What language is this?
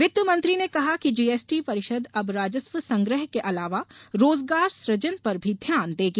Hindi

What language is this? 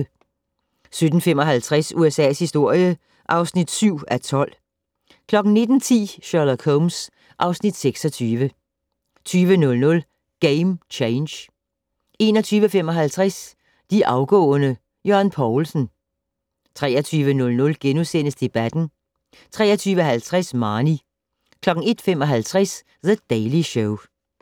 Danish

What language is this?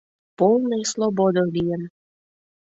Mari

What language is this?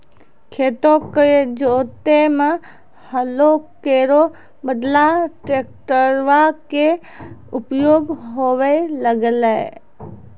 Maithili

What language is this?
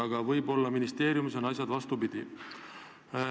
Estonian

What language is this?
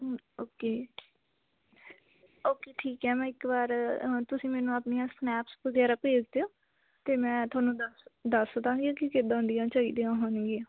Punjabi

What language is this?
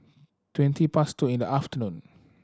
English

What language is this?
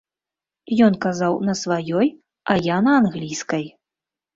Belarusian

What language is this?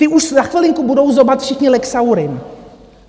Czech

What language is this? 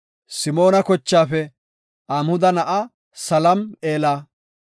Gofa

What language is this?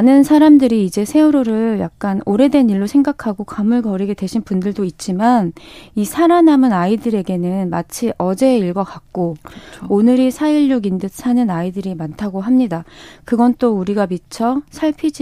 Korean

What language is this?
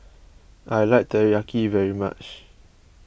English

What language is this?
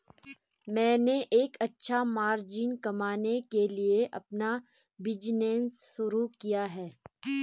Hindi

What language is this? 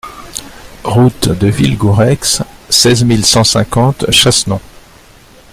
French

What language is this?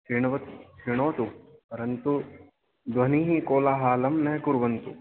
Sanskrit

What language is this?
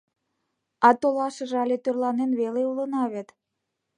Mari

